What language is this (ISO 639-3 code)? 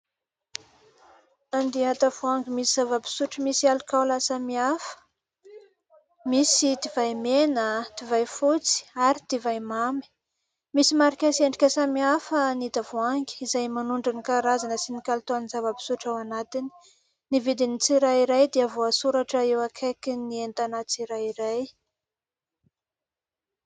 mlg